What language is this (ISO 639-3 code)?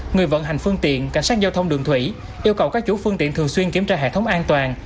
vie